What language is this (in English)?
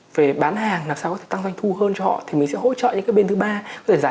Vietnamese